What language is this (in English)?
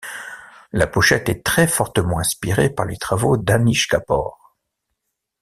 French